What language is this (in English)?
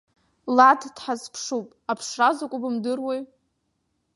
Abkhazian